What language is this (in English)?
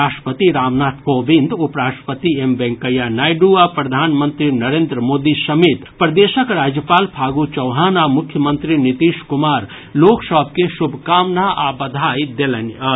Maithili